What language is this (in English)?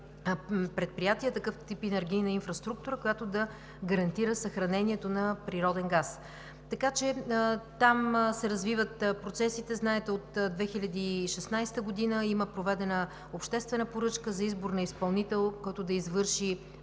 Bulgarian